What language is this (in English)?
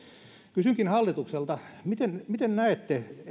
Finnish